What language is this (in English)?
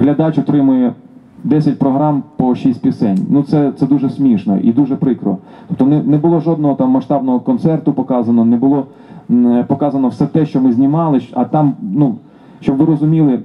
Ukrainian